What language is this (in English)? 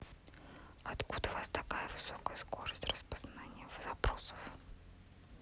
Russian